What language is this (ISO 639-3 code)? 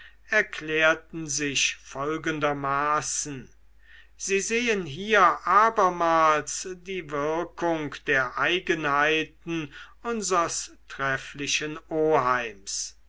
deu